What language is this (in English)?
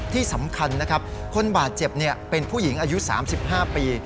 Thai